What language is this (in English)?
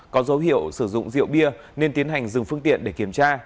Vietnamese